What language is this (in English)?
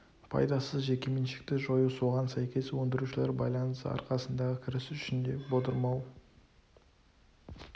Kazakh